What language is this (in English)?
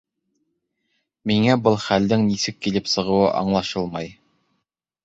Bashkir